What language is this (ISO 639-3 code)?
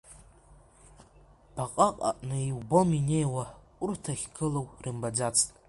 abk